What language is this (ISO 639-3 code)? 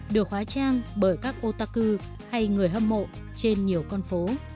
vie